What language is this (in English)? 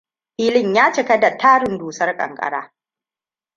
Hausa